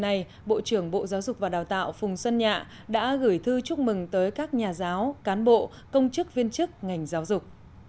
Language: Vietnamese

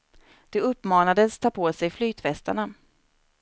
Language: Swedish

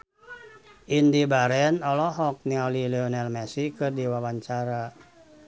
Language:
Sundanese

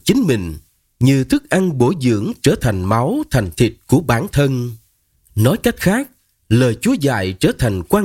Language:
Vietnamese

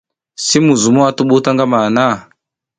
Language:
South Giziga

